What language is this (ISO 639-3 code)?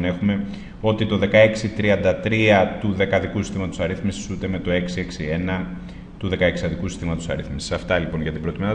ell